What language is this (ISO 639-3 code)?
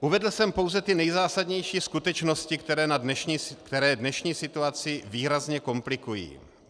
ces